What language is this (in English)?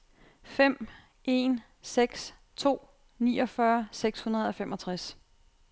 Danish